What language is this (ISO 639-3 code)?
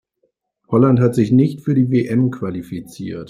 deu